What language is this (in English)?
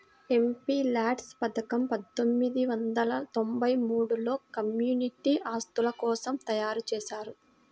Telugu